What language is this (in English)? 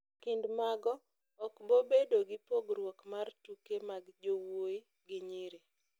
Luo (Kenya and Tanzania)